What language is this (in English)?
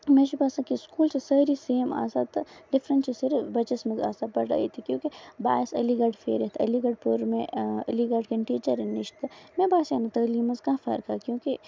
Kashmiri